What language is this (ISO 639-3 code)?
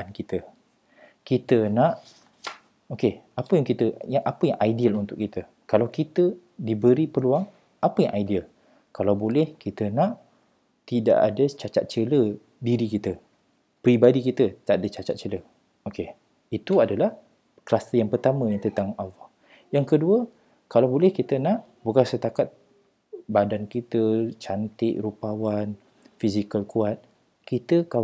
msa